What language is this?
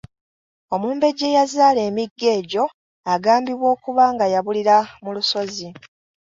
Ganda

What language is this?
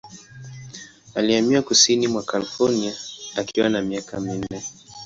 Swahili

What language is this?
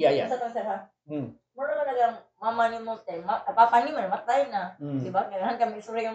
Filipino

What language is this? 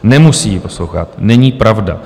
Czech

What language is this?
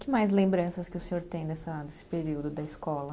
Portuguese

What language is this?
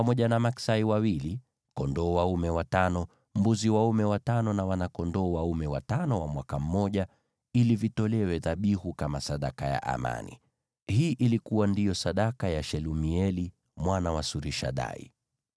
Swahili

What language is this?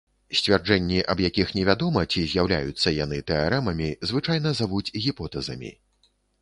Belarusian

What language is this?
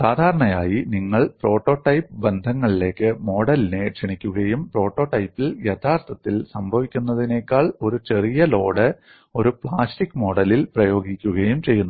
Malayalam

